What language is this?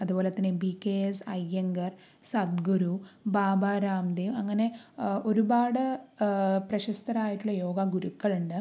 Malayalam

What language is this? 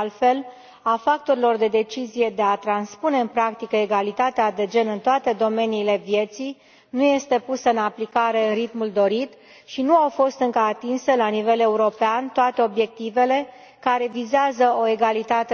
Romanian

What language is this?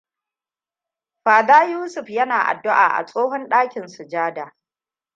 Hausa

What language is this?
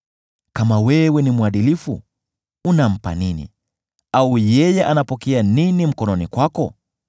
Swahili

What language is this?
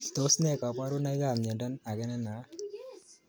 Kalenjin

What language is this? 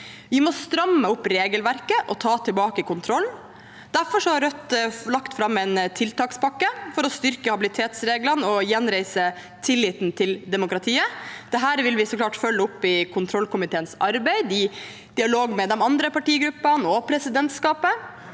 Norwegian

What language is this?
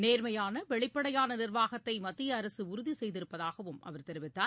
Tamil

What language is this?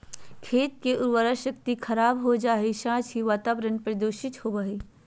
Magahi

